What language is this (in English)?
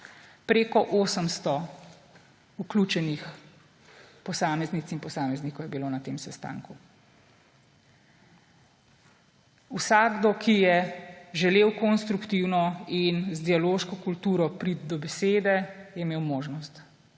Slovenian